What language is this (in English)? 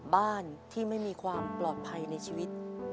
Thai